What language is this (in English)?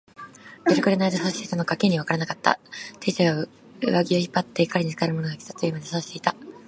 Japanese